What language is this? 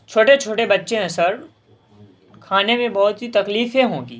Urdu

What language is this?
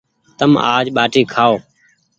Goaria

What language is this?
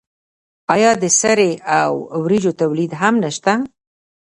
Pashto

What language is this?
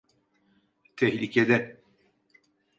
Turkish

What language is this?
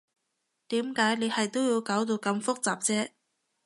Cantonese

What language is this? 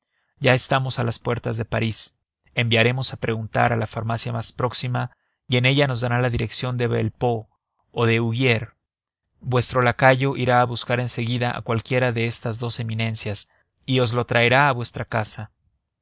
Spanish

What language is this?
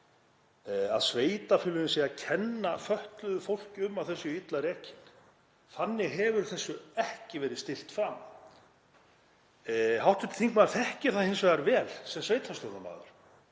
Icelandic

